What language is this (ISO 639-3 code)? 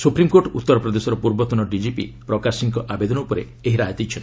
ori